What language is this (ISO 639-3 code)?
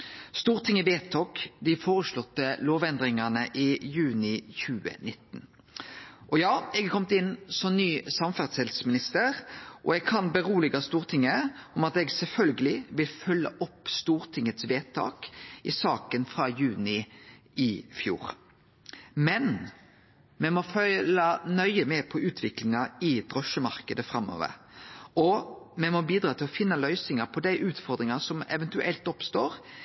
nno